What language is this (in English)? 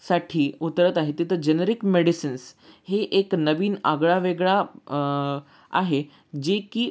Marathi